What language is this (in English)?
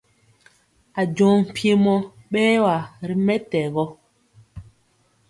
Mpiemo